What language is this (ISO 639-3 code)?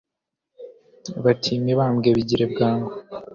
kin